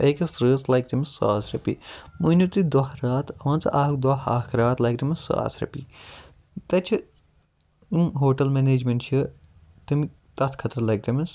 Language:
Kashmiri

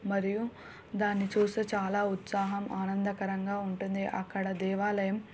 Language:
Telugu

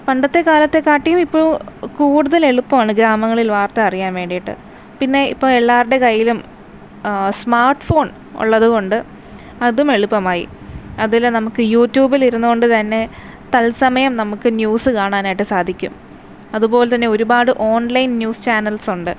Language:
Malayalam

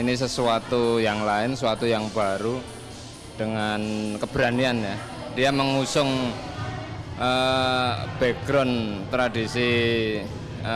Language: Indonesian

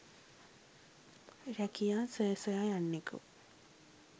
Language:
Sinhala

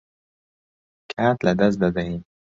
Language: Central Kurdish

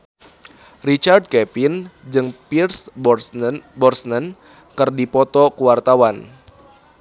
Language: Sundanese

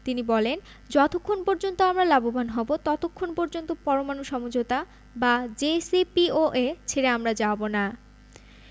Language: Bangla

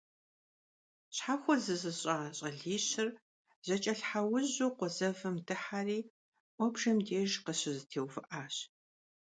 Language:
Kabardian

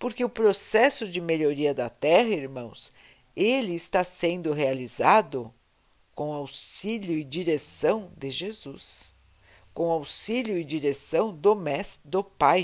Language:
Portuguese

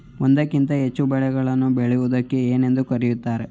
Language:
Kannada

